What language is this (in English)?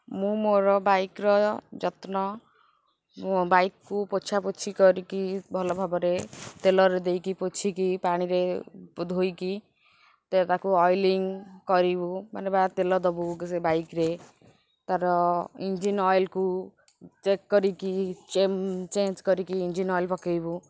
Odia